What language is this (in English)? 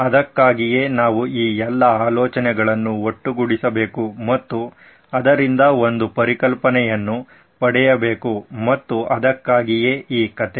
Kannada